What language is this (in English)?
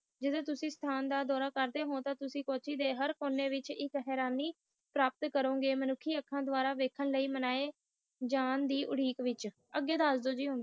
Punjabi